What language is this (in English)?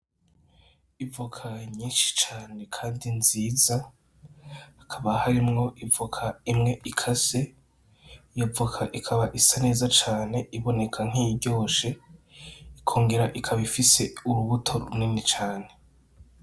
Rundi